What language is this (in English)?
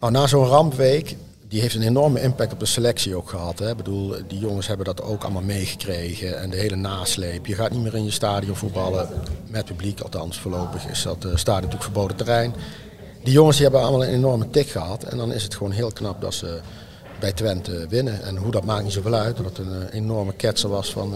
Dutch